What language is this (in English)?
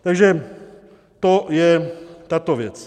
Czech